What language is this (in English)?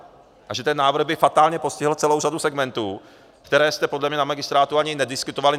Czech